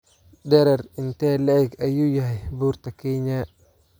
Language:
Somali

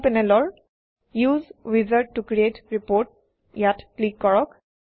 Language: Assamese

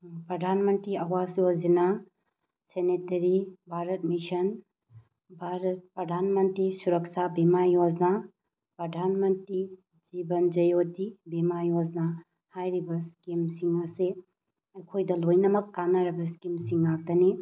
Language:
Manipuri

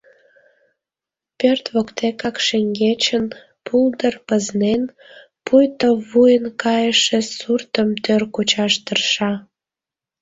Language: Mari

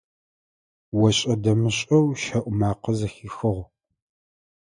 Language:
Adyghe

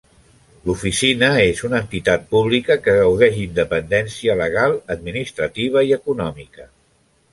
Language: Catalan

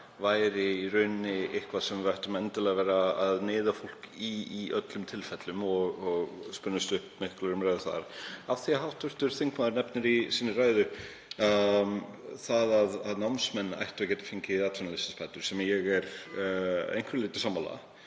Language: Icelandic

